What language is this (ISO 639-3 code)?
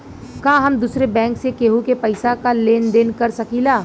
bho